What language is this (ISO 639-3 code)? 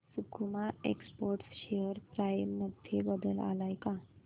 mar